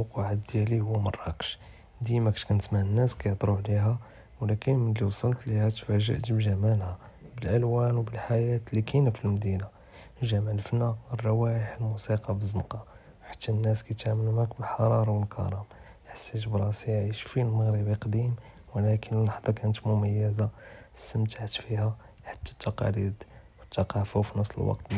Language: Judeo-Arabic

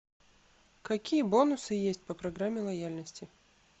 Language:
Russian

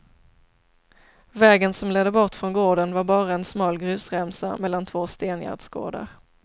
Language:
Swedish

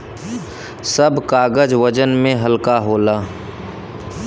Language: Bhojpuri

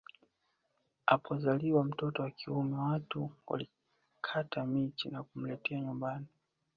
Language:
Swahili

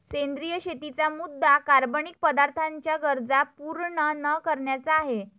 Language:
Marathi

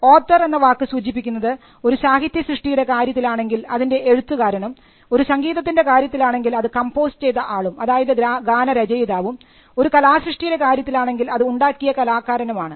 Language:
Malayalam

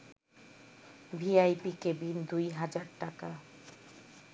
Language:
Bangla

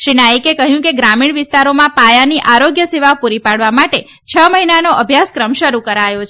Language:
Gujarati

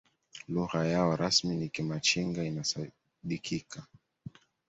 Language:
Swahili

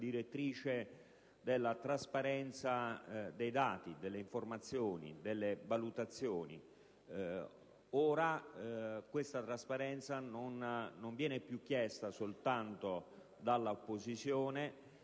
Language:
Italian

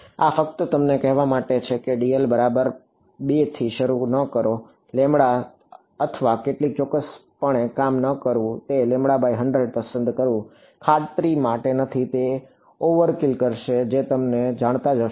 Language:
Gujarati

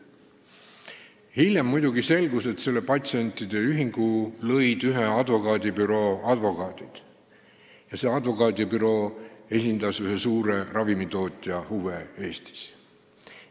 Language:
Estonian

